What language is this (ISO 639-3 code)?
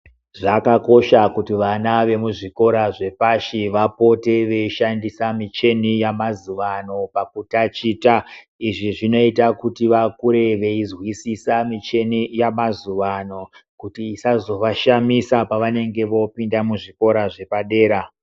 ndc